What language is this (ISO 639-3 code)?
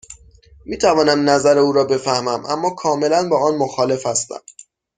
fas